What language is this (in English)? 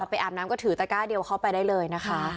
Thai